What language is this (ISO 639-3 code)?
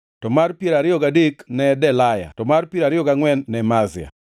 luo